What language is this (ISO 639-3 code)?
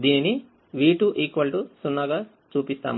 tel